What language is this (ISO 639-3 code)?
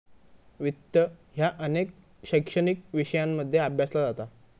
mar